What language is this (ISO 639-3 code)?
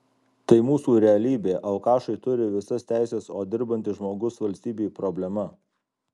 lit